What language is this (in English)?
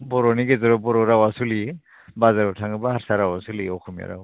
Bodo